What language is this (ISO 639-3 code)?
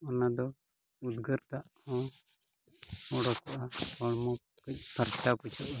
sat